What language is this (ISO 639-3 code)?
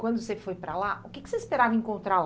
por